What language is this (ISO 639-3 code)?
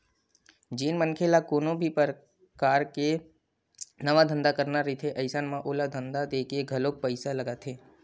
hne